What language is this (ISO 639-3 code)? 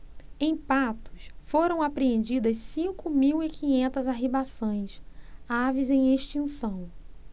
por